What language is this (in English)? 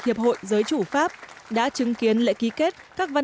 Vietnamese